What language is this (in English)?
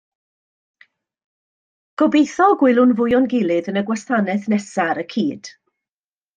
Welsh